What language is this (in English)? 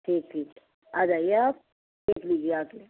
Urdu